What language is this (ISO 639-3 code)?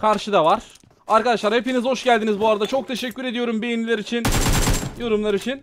tur